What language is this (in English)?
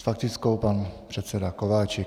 Czech